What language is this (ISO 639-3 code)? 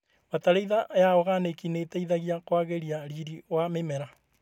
kik